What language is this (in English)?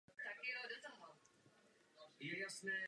Czech